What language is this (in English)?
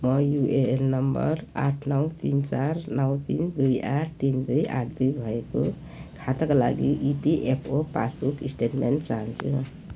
Nepali